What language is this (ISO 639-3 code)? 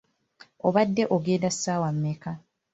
lug